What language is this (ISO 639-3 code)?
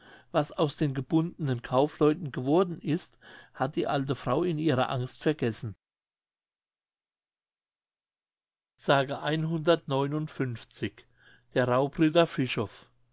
deu